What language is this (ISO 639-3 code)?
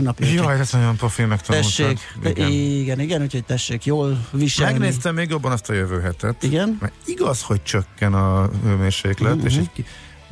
hun